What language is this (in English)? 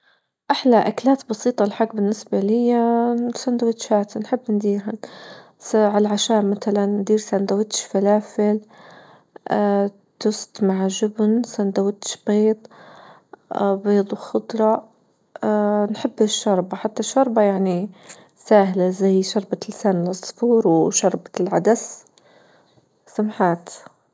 Libyan Arabic